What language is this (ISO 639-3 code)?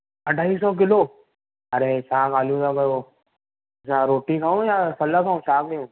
snd